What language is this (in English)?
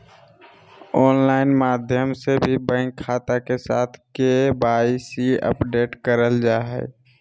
Magahi